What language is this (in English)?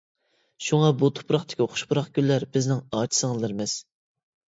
Uyghur